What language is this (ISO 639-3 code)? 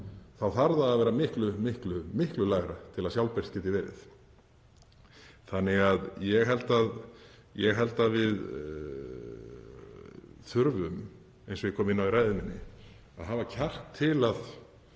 isl